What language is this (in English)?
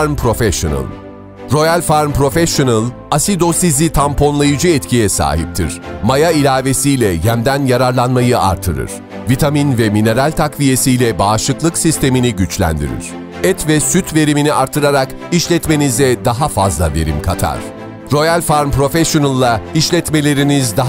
Turkish